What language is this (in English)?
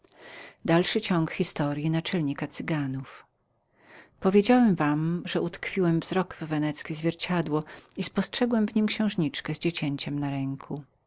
Polish